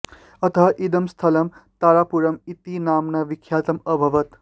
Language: Sanskrit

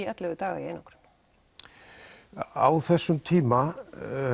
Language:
Icelandic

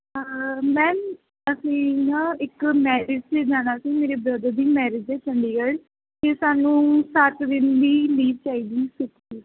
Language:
Punjabi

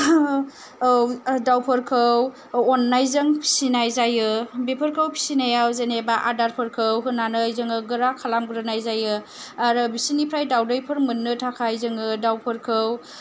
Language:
Bodo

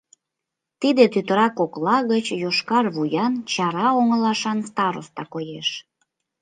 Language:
Mari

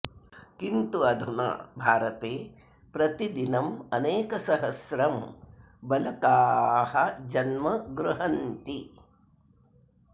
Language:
Sanskrit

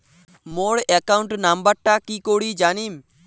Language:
Bangla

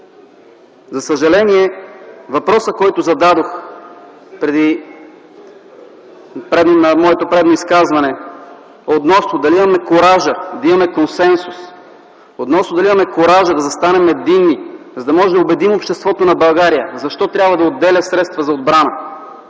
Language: Bulgarian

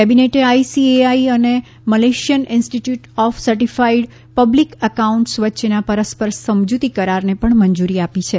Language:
Gujarati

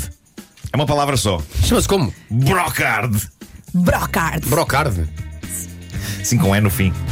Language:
Portuguese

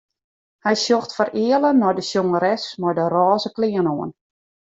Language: Western Frisian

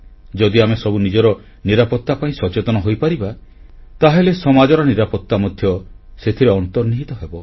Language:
Odia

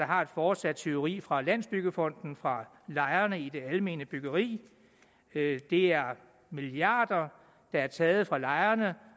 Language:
Danish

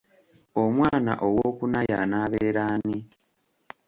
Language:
Ganda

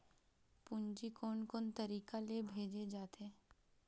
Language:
Chhattisgarhi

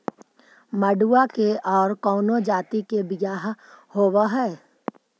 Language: Magahi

